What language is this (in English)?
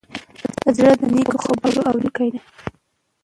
Pashto